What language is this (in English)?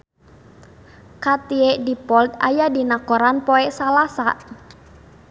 Sundanese